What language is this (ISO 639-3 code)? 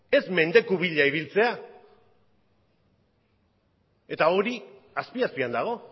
eus